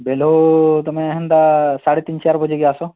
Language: Odia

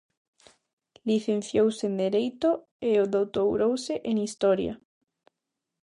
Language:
Galician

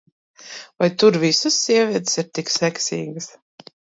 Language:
Latvian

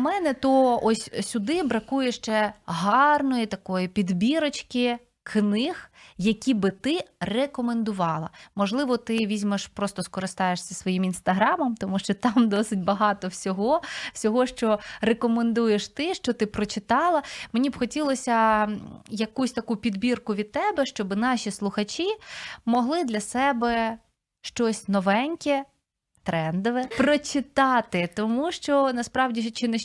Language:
Ukrainian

